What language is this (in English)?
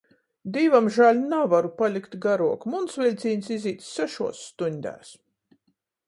Latgalian